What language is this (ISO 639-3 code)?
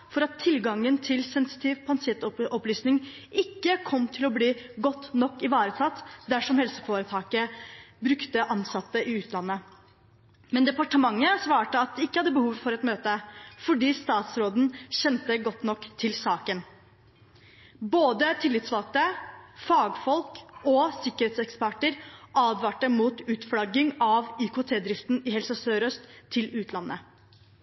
nob